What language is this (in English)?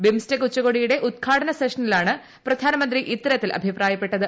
Malayalam